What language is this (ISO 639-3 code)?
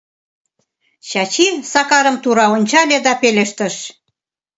chm